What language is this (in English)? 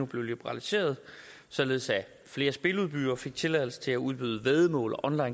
Danish